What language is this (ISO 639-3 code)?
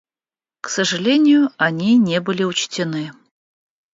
rus